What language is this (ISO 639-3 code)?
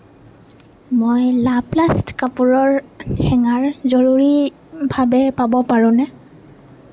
asm